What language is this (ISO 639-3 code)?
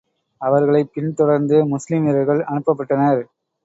tam